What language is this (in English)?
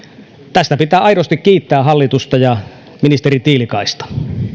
Finnish